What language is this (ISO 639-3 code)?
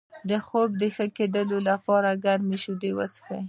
pus